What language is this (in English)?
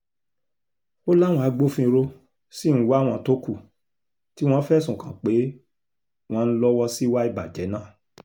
Yoruba